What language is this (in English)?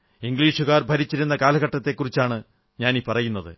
Malayalam